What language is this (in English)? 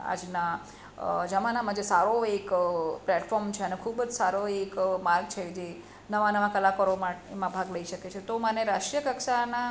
Gujarati